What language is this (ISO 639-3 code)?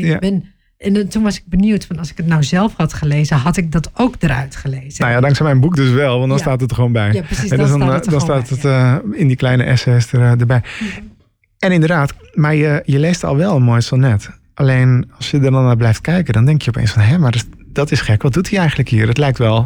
nld